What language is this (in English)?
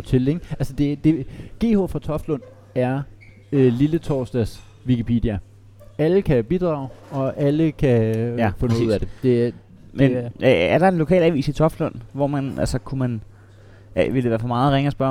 Danish